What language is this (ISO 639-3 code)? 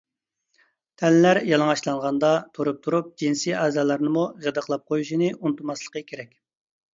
uig